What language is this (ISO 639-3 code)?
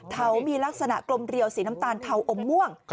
tha